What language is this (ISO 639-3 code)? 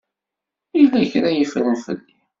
kab